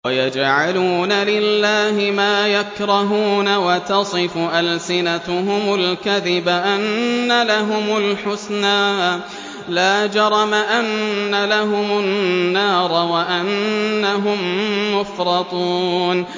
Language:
Arabic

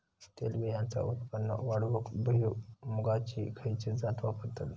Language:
Marathi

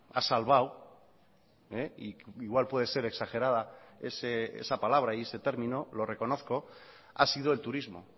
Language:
Spanish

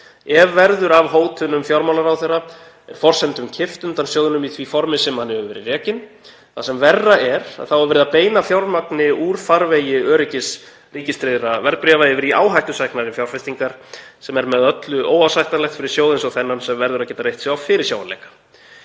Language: Icelandic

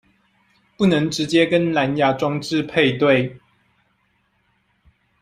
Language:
Chinese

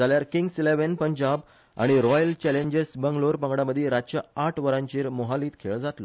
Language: Konkani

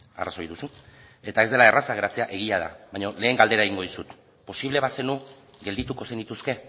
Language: Basque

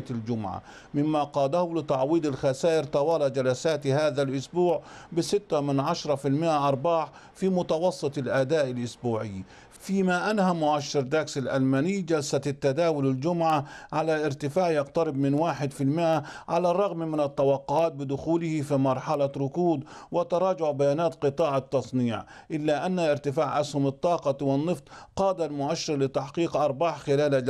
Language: Arabic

